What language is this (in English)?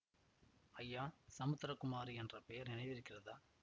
Tamil